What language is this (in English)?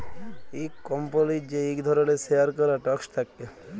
Bangla